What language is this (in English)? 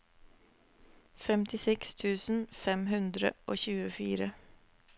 Norwegian